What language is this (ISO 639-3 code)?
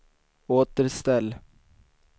swe